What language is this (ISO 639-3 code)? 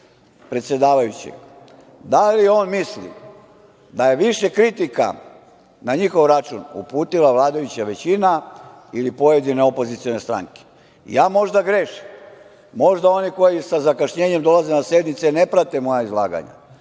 srp